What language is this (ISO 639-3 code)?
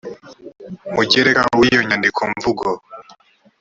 kin